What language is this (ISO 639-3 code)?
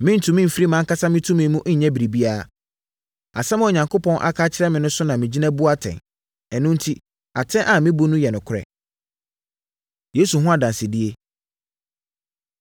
aka